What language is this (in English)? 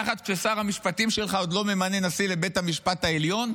Hebrew